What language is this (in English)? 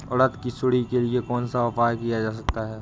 Hindi